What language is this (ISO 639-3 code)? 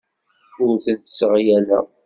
kab